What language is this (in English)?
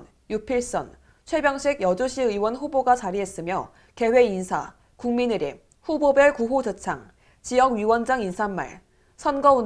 Korean